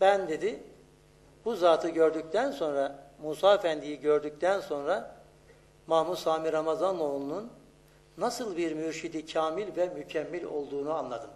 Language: Turkish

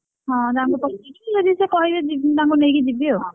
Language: Odia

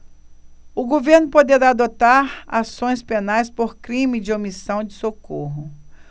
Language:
Portuguese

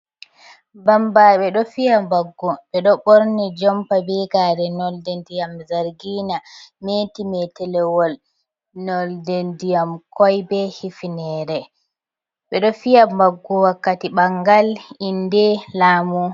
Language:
Fula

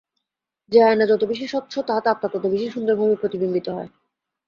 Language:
Bangla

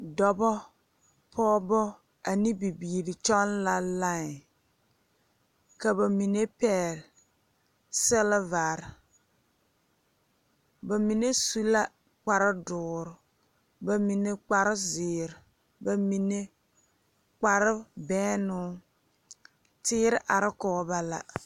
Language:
Southern Dagaare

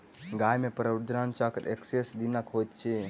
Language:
Maithili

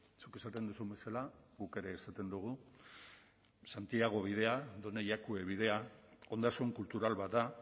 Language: Basque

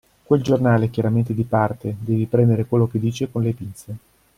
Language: Italian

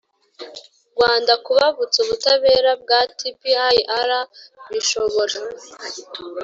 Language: Kinyarwanda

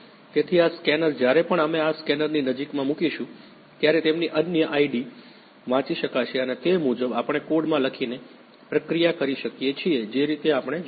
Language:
Gujarati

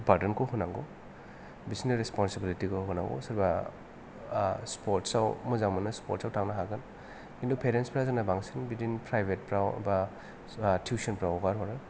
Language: Bodo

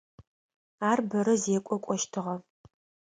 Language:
Adyghe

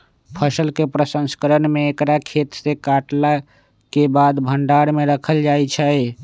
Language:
Magahi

